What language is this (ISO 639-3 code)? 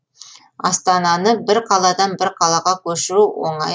kaz